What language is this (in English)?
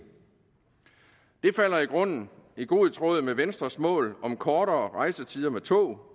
Danish